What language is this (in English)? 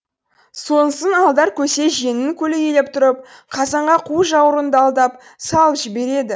Kazakh